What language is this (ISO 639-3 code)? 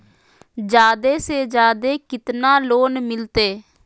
mag